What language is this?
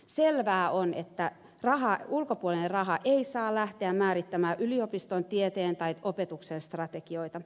Finnish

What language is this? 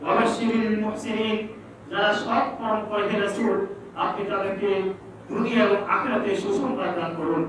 Indonesian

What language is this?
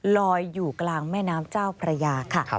Thai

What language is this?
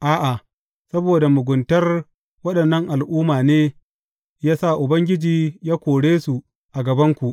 Hausa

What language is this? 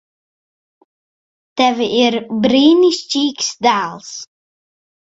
Latvian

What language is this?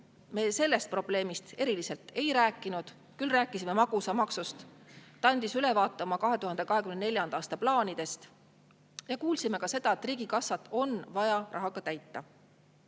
Estonian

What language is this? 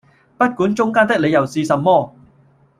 Cantonese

